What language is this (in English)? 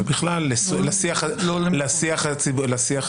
Hebrew